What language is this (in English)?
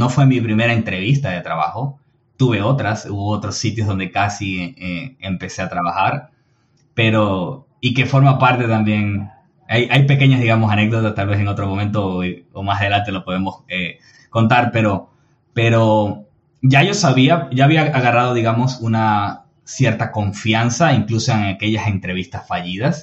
Spanish